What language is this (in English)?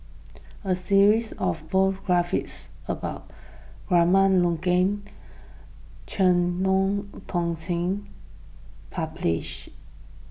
English